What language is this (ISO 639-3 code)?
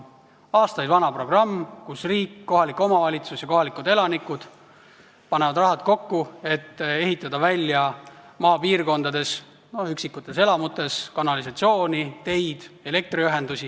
est